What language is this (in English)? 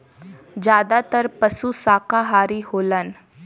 Bhojpuri